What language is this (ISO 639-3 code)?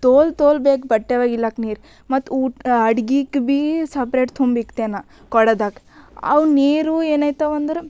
kan